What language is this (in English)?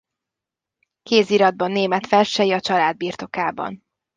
Hungarian